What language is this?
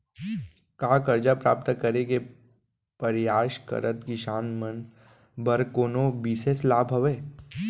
Chhattisgarhi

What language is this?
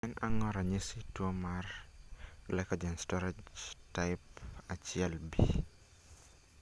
Luo (Kenya and Tanzania)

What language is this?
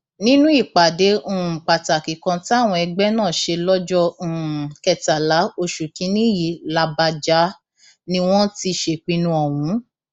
Yoruba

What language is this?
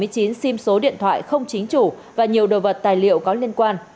Vietnamese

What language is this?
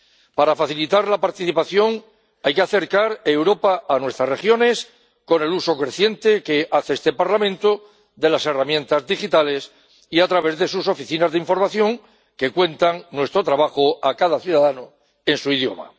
Spanish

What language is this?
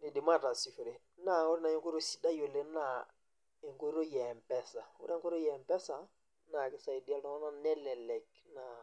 Masai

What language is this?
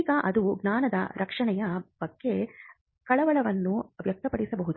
Kannada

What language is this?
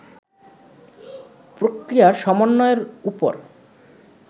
Bangla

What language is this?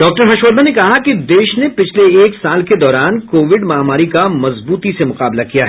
Hindi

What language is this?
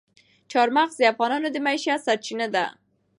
Pashto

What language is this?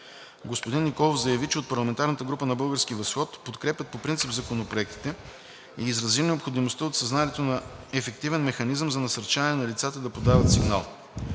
Bulgarian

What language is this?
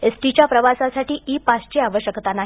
Marathi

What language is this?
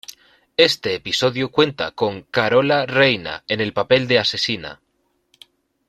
Spanish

